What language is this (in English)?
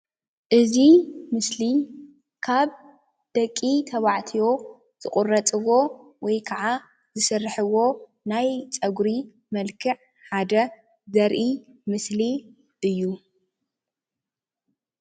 Tigrinya